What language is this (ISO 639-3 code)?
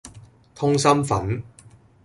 yue